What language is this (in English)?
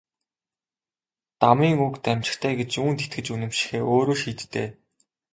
Mongolian